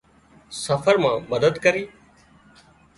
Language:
Wadiyara Koli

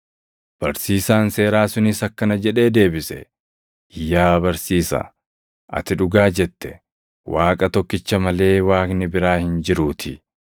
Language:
Oromo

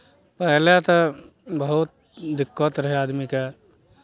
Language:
Maithili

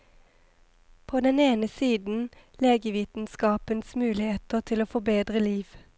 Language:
Norwegian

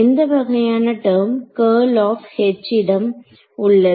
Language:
Tamil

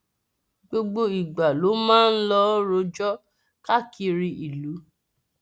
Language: Yoruba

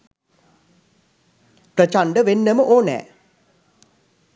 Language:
Sinhala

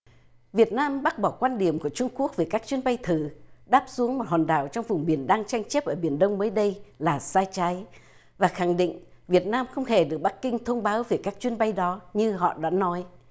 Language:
Vietnamese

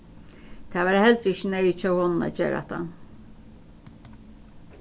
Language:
Faroese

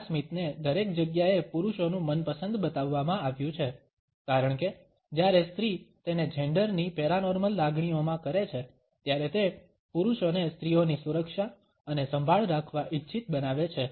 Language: Gujarati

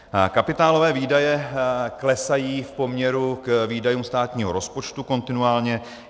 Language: Czech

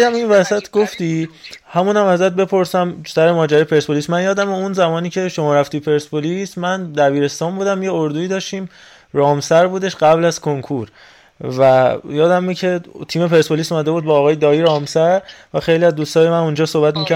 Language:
Persian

